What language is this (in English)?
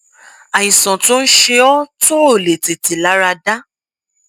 Yoruba